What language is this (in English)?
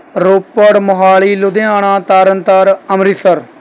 Punjabi